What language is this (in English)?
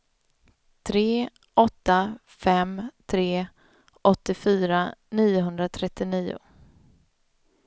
Swedish